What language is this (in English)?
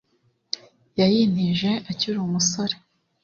Kinyarwanda